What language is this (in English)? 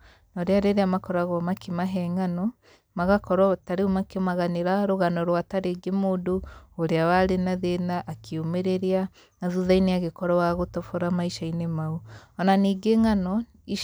Kikuyu